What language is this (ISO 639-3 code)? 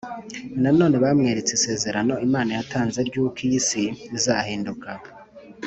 kin